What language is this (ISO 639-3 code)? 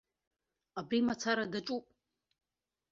abk